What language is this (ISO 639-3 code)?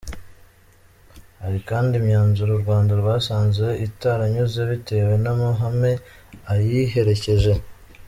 kin